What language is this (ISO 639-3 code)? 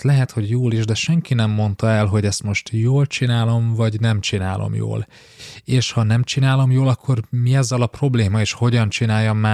hun